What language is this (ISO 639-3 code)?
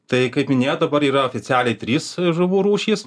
lit